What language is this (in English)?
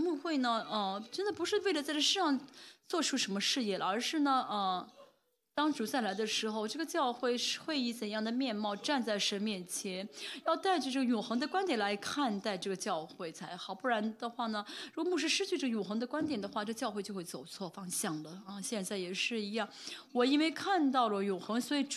Chinese